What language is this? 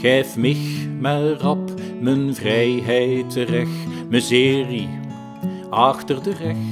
Dutch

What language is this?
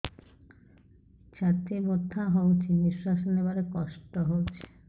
Odia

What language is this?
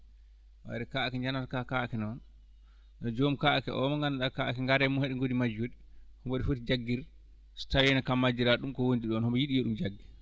Fula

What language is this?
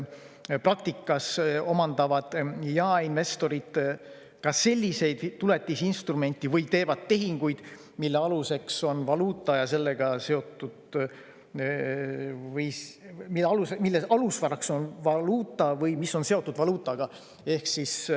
Estonian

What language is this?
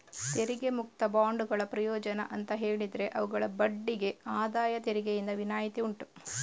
Kannada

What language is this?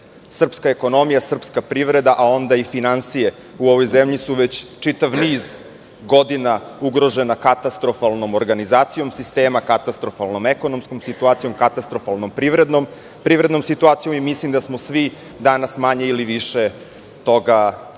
Serbian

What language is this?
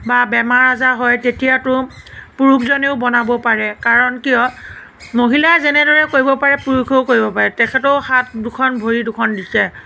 Assamese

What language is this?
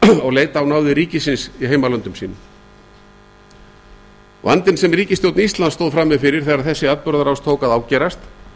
Icelandic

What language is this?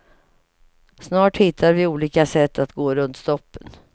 Swedish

